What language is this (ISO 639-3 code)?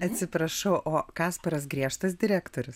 lit